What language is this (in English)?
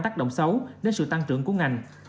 Vietnamese